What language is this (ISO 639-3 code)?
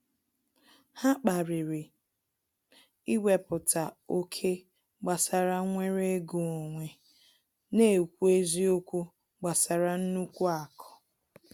ibo